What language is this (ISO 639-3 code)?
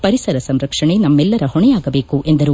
kan